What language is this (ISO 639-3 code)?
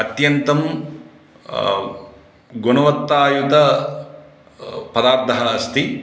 san